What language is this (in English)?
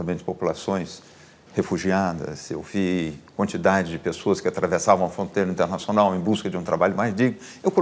Portuguese